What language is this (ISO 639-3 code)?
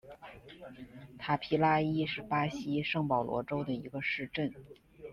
zho